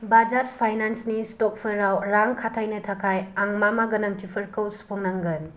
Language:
Bodo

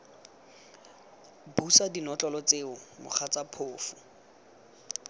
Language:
Tswana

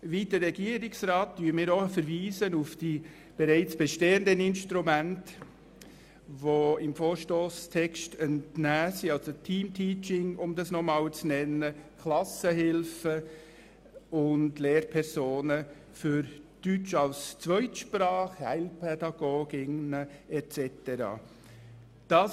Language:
Swiss German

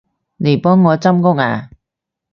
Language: Cantonese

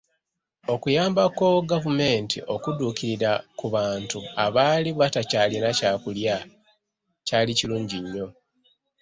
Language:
Ganda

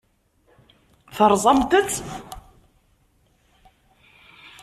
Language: Kabyle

